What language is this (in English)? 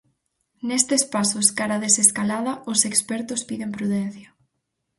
Galician